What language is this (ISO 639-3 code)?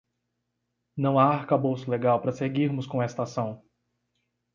por